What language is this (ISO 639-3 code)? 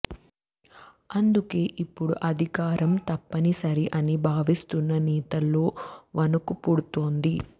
tel